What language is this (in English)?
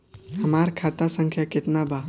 Bhojpuri